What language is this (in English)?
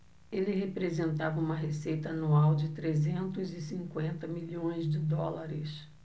Portuguese